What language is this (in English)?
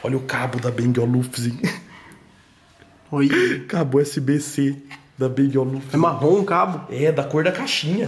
Portuguese